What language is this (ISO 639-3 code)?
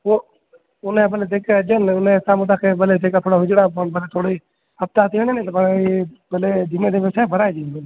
snd